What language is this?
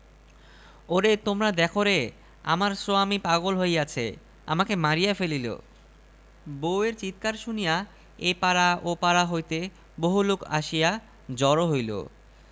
Bangla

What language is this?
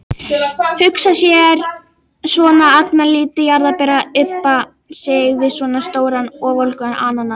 Icelandic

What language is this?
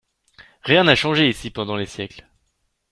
French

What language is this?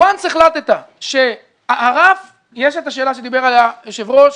Hebrew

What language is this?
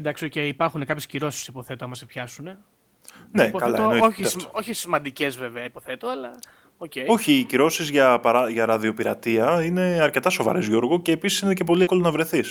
Greek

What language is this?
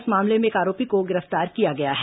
Hindi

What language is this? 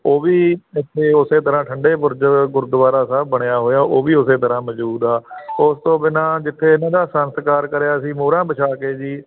Punjabi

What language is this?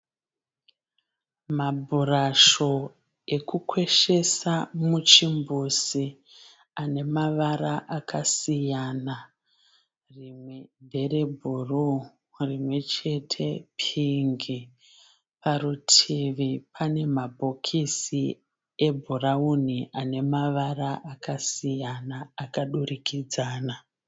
Shona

